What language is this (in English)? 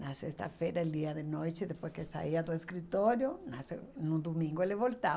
Portuguese